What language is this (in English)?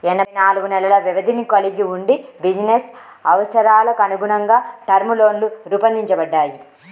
Telugu